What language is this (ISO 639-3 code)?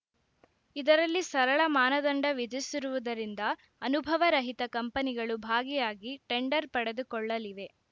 kan